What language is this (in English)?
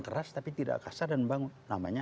Indonesian